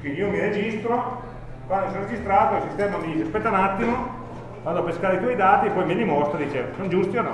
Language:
Italian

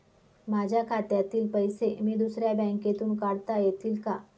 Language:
Marathi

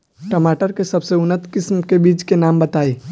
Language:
Bhojpuri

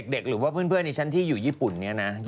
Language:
Thai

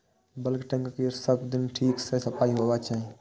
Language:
Maithili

